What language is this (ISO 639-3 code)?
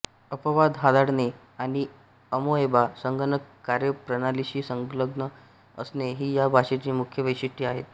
mar